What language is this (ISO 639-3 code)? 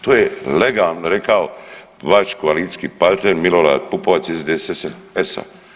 hrv